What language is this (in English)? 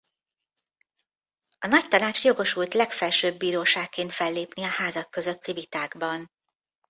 Hungarian